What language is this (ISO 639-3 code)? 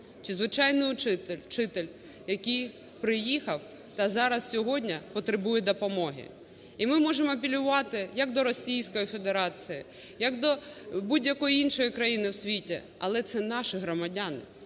ukr